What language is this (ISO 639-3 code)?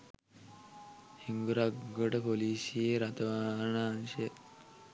sin